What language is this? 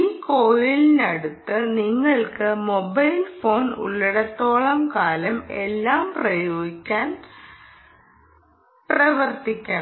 Malayalam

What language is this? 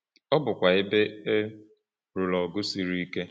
Igbo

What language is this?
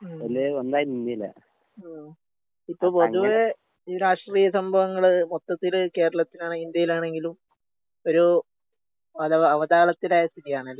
Malayalam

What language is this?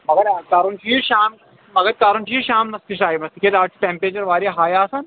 Kashmiri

